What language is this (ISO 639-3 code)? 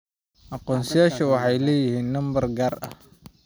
som